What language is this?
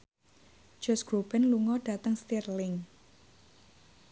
Javanese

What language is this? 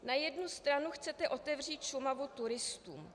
Czech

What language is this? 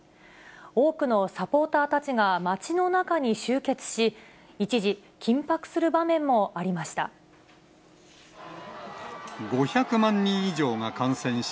Japanese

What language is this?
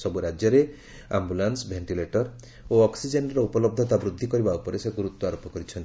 Odia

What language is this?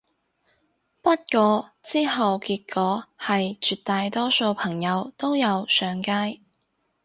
Cantonese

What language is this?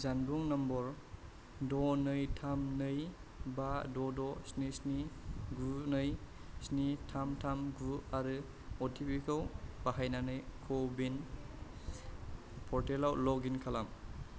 Bodo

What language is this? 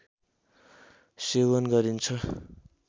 Nepali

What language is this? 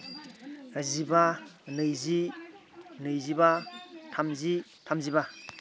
Bodo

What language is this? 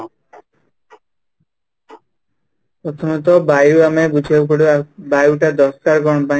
Odia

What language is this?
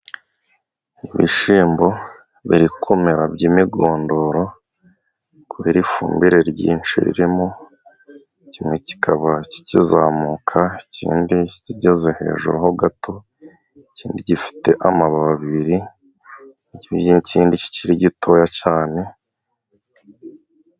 Kinyarwanda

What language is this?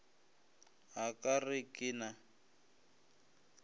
Northern Sotho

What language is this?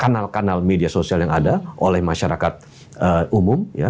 Indonesian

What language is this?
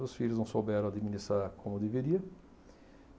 Portuguese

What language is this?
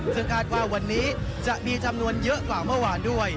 Thai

